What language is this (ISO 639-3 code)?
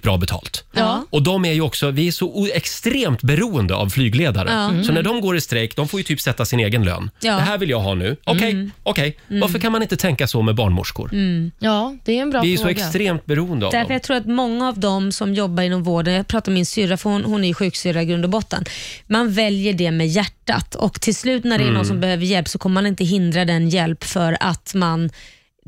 swe